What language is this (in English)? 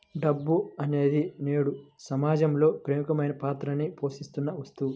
Telugu